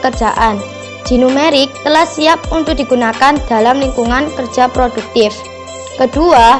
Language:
Indonesian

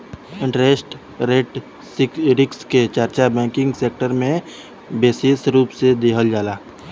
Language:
Bhojpuri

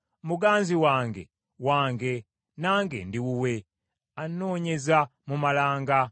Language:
Ganda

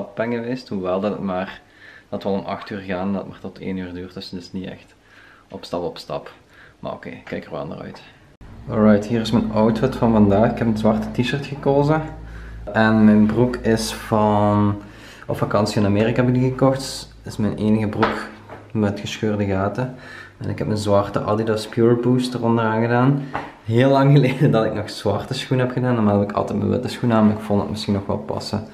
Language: Dutch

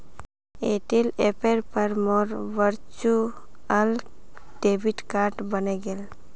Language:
Magahi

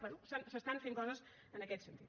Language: Catalan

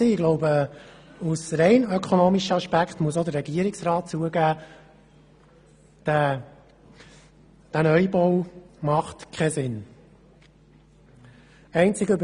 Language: Swiss German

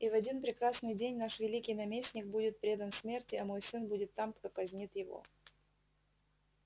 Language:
Russian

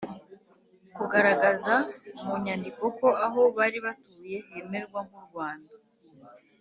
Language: Kinyarwanda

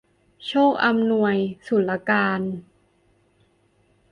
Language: Thai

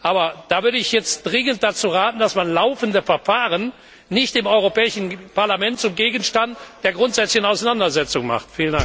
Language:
German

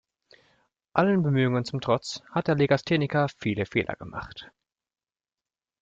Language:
German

